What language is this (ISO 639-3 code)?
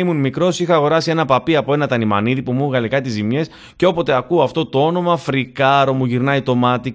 ell